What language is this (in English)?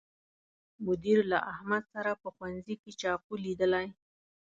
Pashto